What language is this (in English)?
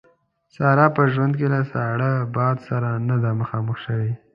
Pashto